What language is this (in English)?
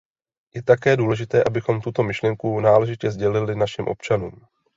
Czech